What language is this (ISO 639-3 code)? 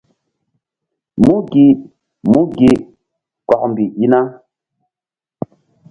mdd